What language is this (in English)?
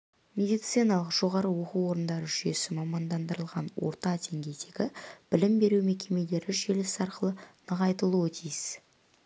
Kazakh